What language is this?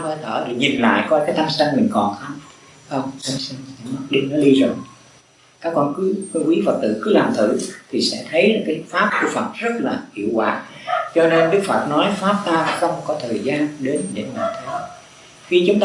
Vietnamese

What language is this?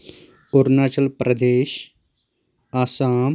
Kashmiri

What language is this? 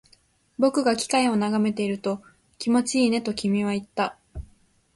Japanese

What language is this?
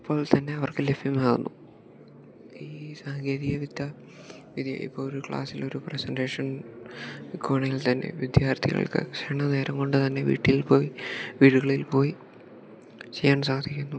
Malayalam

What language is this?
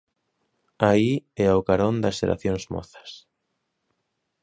Galician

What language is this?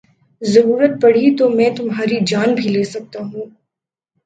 Urdu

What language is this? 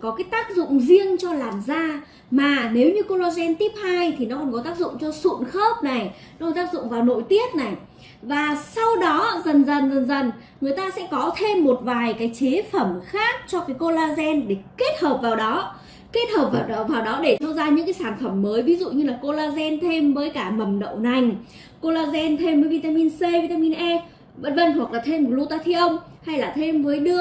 Vietnamese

